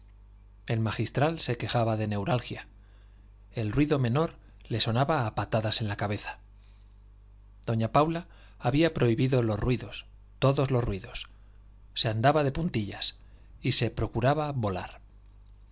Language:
Spanish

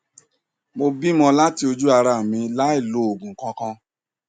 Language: Yoruba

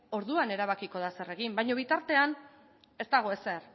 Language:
Basque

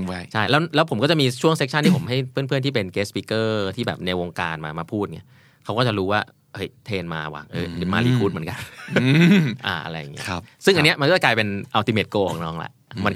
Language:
Thai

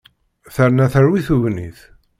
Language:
Kabyle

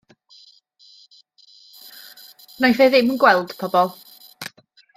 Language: Welsh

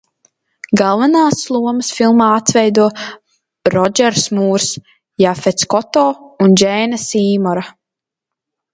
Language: Latvian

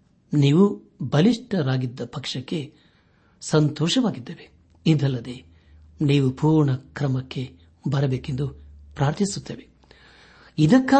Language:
Kannada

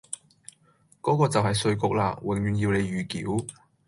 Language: Cantonese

